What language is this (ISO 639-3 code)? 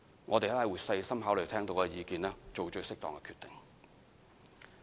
yue